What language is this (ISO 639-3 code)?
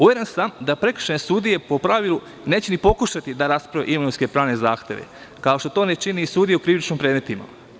srp